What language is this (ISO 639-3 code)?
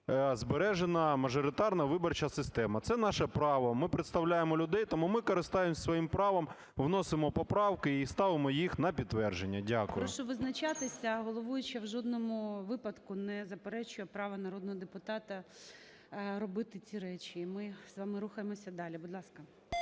ukr